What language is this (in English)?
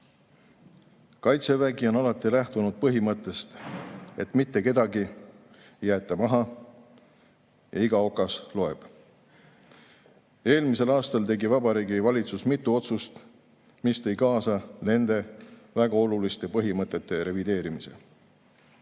Estonian